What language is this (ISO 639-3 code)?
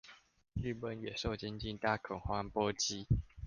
zho